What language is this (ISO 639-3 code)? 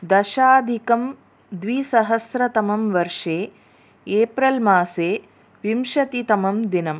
san